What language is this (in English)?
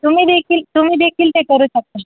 Marathi